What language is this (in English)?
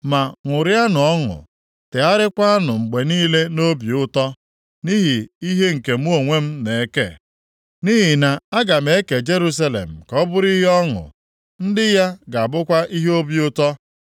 Igbo